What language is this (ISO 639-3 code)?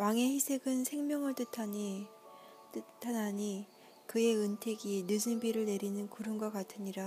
kor